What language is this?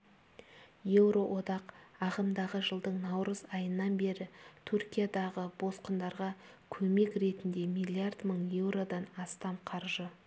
Kazakh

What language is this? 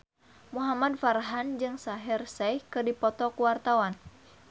Sundanese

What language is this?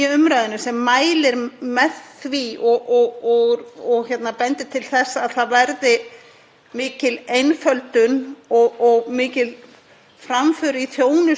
Icelandic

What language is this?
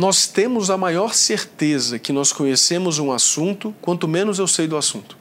Portuguese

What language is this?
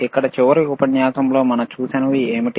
Telugu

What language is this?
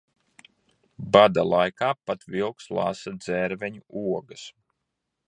Latvian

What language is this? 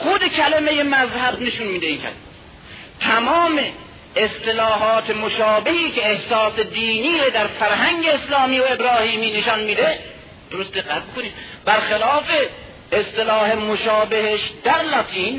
Persian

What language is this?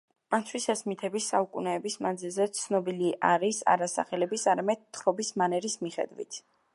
Georgian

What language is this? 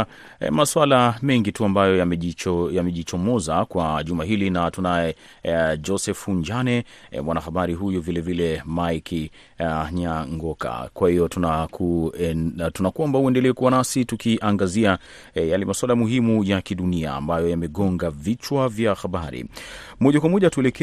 Swahili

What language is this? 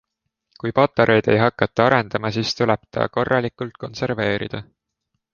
Estonian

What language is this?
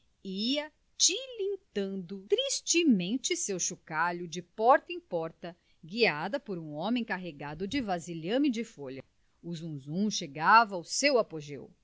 Portuguese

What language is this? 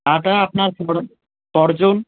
Bangla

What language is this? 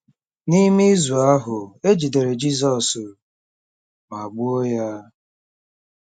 Igbo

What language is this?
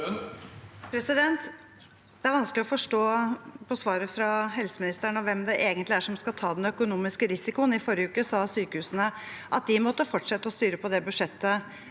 Norwegian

